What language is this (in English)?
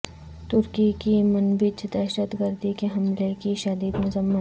Urdu